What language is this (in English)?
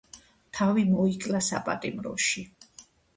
Georgian